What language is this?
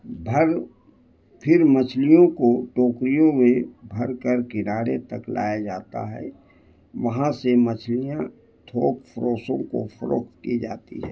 Urdu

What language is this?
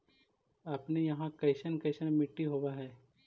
Magahi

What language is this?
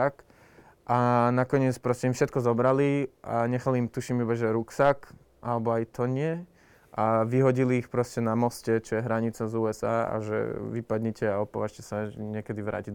Slovak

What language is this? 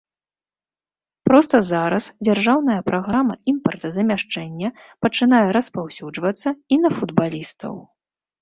Belarusian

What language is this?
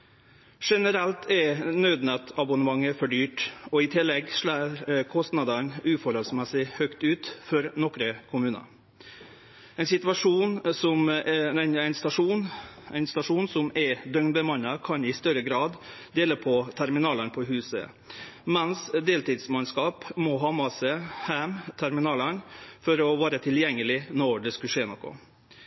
Norwegian Nynorsk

